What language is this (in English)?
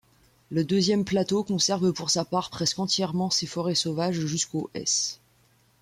French